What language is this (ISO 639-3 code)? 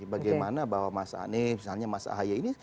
ind